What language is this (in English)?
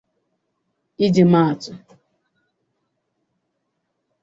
Igbo